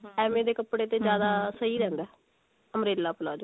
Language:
Punjabi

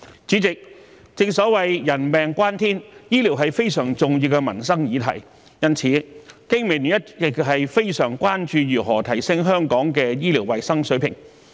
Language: Cantonese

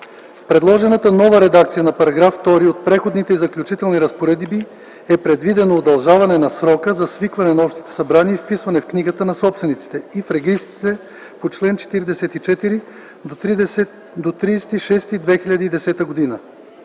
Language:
Bulgarian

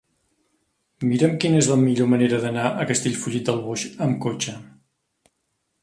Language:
Catalan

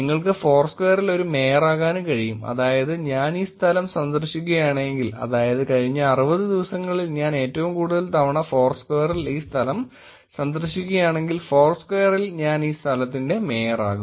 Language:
Malayalam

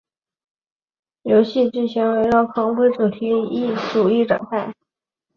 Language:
Chinese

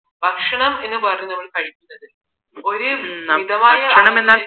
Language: Malayalam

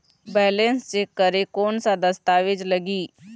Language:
Chhattisgarhi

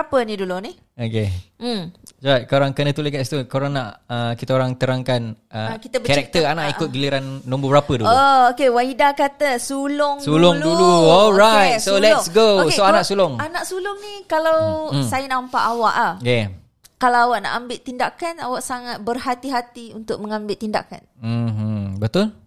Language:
Malay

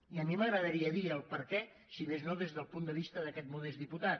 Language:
Catalan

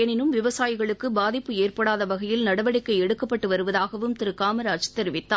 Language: Tamil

